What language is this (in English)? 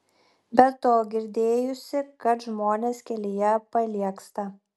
Lithuanian